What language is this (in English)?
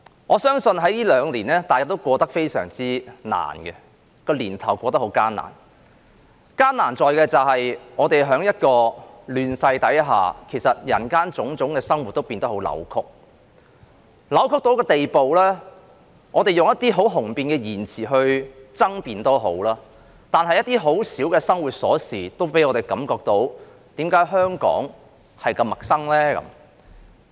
Cantonese